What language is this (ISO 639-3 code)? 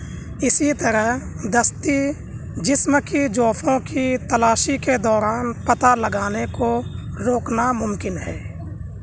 urd